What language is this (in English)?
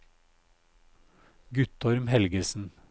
Norwegian